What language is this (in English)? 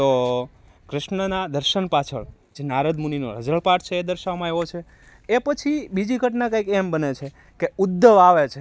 Gujarati